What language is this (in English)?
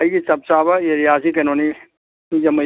Manipuri